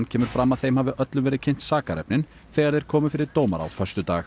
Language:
Icelandic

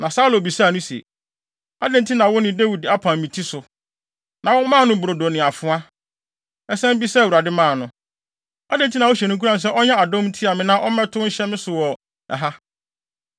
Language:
Akan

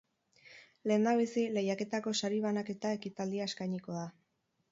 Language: Basque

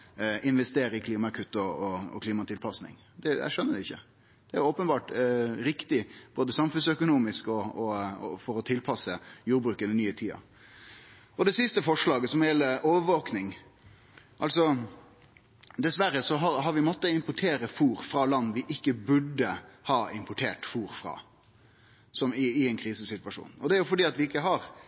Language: Norwegian Nynorsk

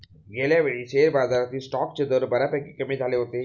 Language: Marathi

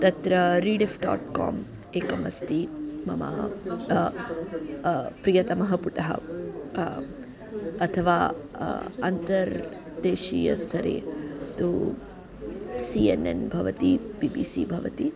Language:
Sanskrit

